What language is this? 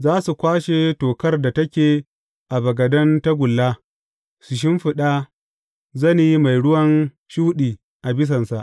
Hausa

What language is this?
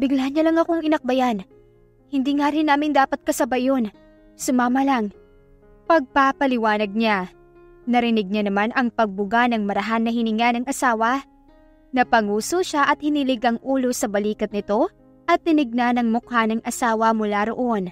Filipino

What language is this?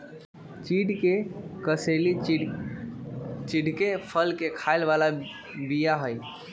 Magahi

